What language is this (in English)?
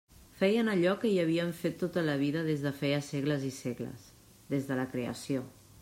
Catalan